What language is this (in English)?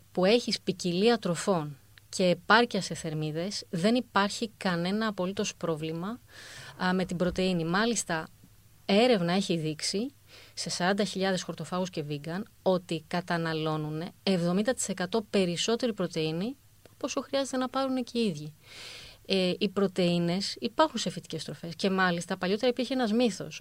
Greek